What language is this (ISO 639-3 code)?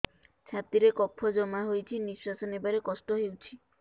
ori